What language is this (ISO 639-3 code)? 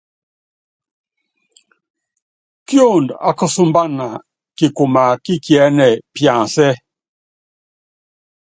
yav